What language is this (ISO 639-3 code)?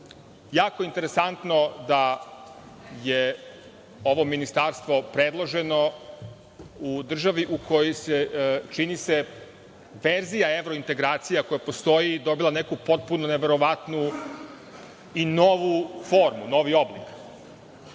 srp